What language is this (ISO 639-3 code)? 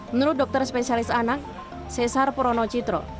ind